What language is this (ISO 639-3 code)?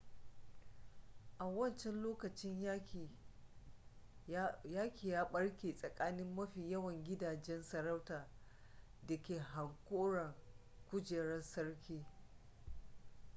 hau